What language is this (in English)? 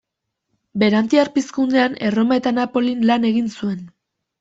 Basque